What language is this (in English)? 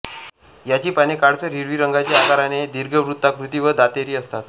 Marathi